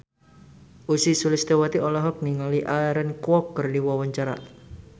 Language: Sundanese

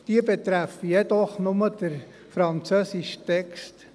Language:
Swiss German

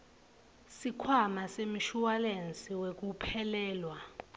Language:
Swati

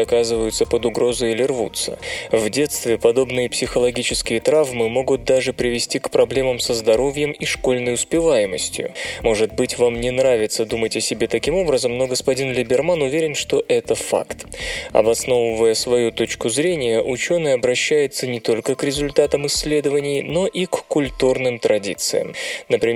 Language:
Russian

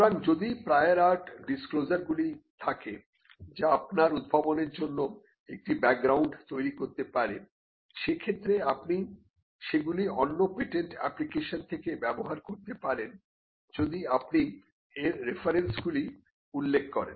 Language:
Bangla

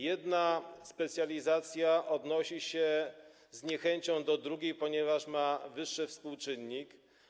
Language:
Polish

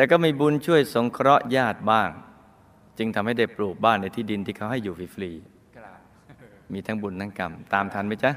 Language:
Thai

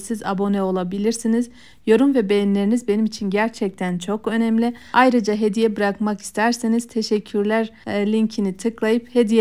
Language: Turkish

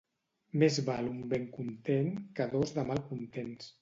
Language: Catalan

